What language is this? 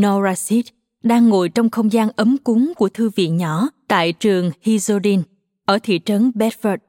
Vietnamese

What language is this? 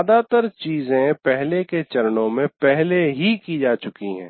Hindi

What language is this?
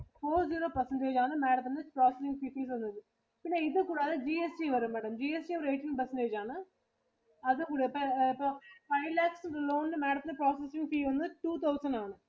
Malayalam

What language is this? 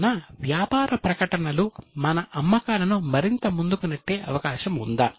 Telugu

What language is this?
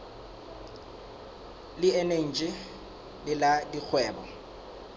Southern Sotho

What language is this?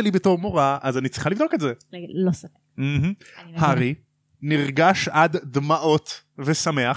Hebrew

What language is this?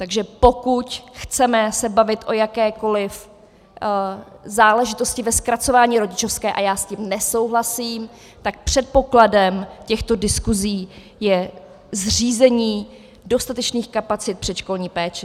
Czech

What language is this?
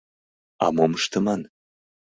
Mari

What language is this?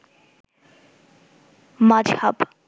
Bangla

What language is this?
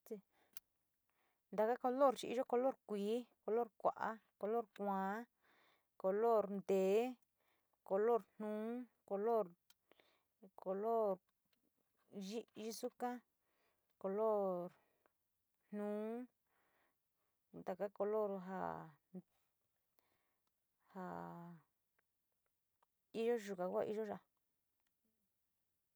Sinicahua Mixtec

